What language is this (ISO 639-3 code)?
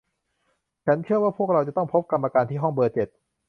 tha